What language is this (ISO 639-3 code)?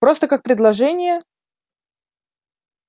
rus